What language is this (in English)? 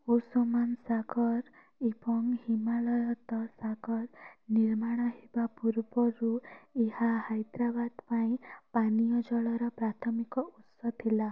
Odia